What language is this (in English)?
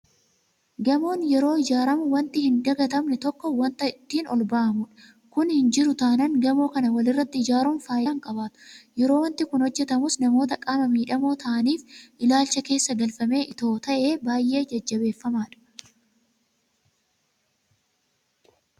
Oromo